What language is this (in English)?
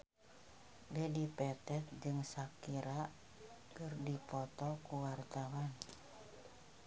Sundanese